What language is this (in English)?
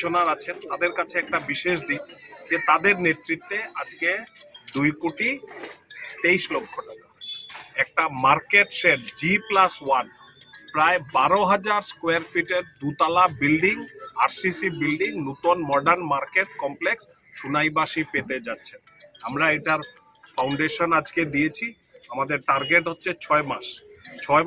Bangla